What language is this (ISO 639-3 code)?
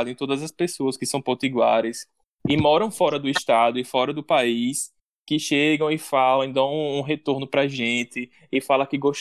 por